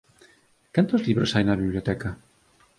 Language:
Galician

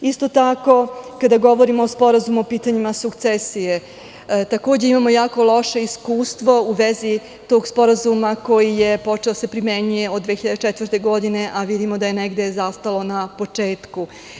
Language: Serbian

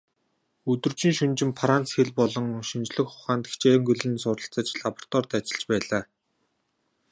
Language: Mongolian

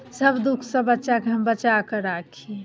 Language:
Maithili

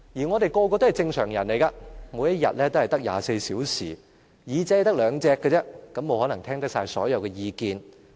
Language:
Cantonese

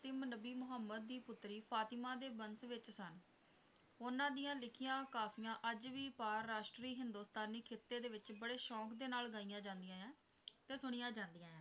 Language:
Punjabi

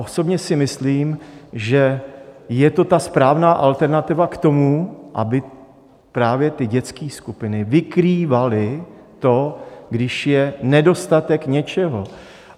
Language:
Czech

